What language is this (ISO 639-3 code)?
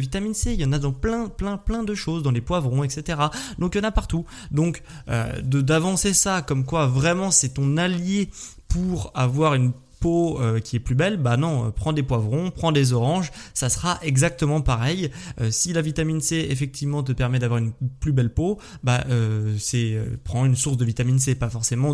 fra